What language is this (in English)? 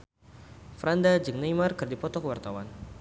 Sundanese